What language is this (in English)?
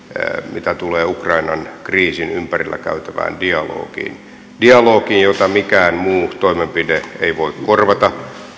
Finnish